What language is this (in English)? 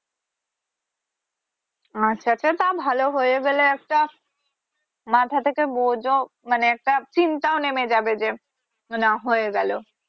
Bangla